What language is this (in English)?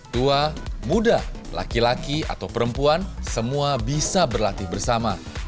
Indonesian